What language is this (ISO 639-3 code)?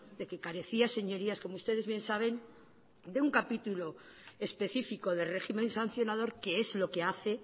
spa